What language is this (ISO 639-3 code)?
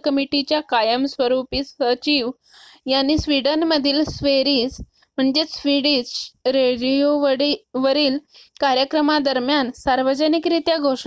mar